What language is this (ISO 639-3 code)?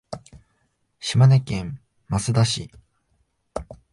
jpn